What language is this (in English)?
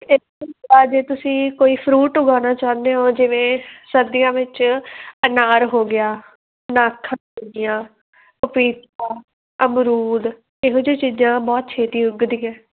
Punjabi